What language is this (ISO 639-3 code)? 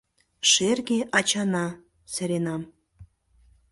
chm